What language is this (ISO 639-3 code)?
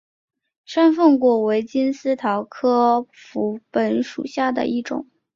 zho